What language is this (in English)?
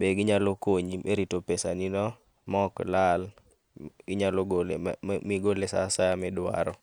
Luo (Kenya and Tanzania)